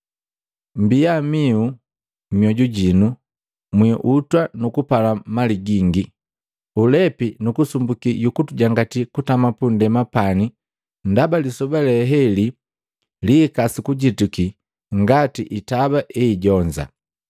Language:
Matengo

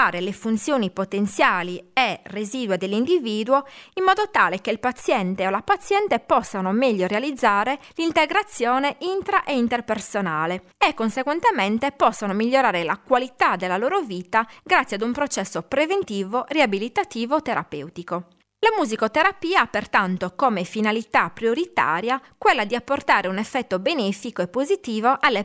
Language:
Italian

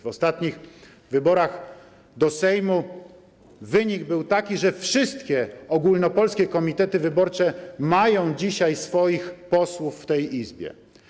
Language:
Polish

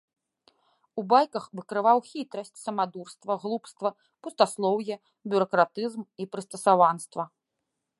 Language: Belarusian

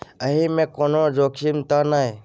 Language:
Maithili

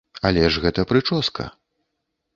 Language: Belarusian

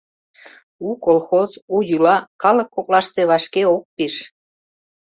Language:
Mari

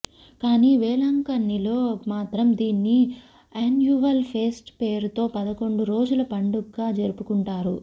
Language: Telugu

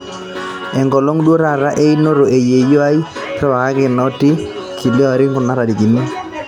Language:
Masai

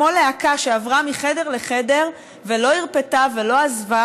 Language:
Hebrew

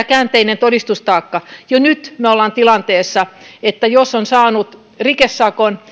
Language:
Finnish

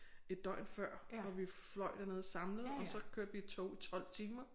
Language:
Danish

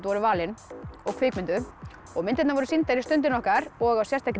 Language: Icelandic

